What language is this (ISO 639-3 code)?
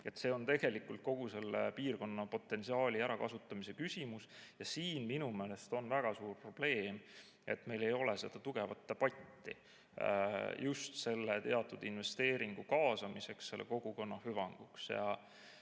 est